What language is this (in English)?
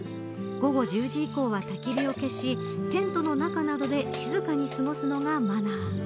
Japanese